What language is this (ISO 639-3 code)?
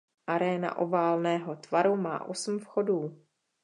ces